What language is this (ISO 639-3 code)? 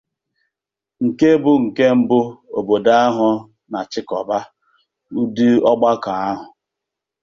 ibo